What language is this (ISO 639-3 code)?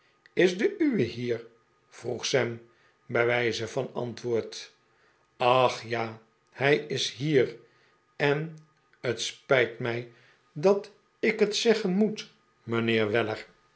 nld